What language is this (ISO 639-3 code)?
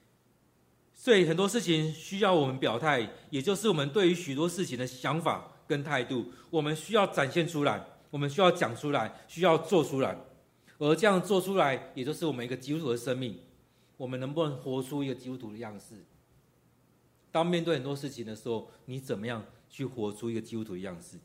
zho